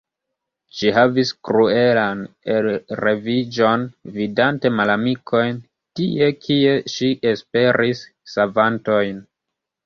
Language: Esperanto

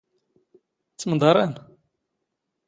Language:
Standard Moroccan Tamazight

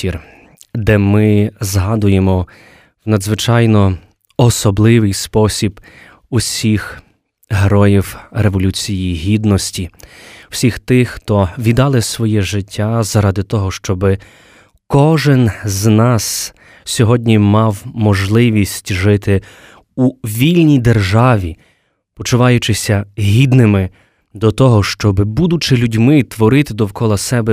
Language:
Ukrainian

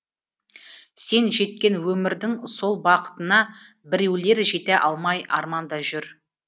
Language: Kazakh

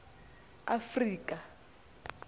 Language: Xhosa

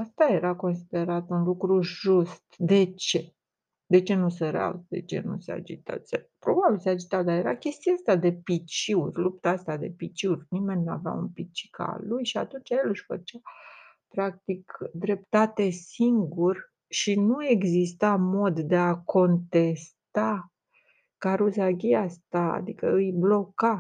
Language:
Romanian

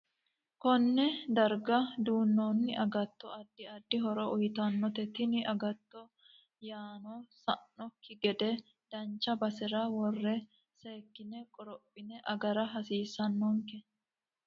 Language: Sidamo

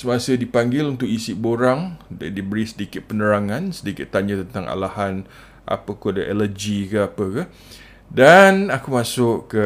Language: Malay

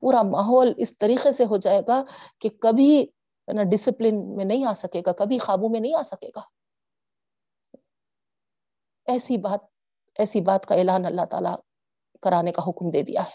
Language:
Urdu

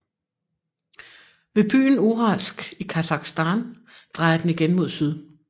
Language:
Danish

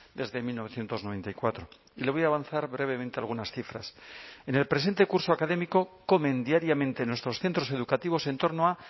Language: Spanish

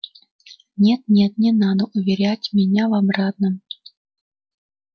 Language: Russian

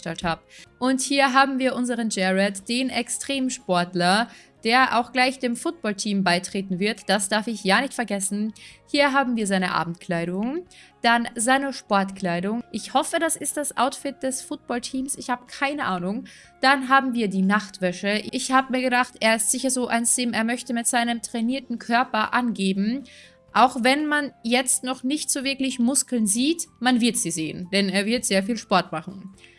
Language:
German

